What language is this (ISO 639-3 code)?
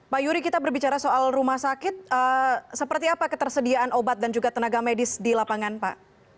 ind